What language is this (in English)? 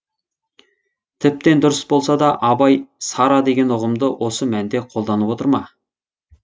Kazakh